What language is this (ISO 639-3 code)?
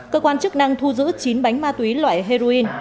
vie